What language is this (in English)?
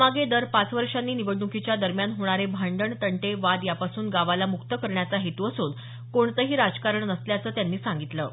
Marathi